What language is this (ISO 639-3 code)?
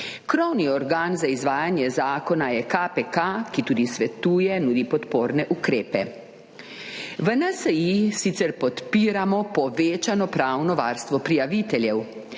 slv